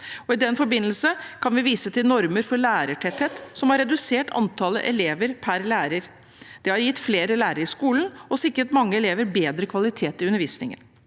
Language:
Norwegian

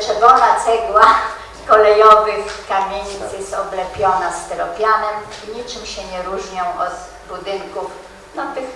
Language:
Polish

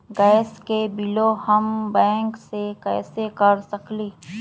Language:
Magahi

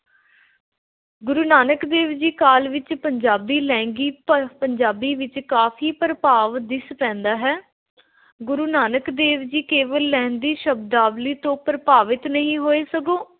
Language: Punjabi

